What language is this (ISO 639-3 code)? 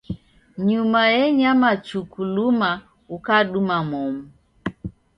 dav